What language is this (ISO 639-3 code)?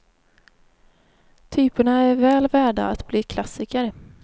swe